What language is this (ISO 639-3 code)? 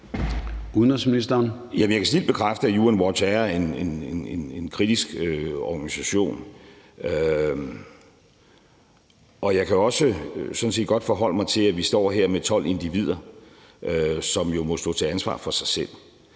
dan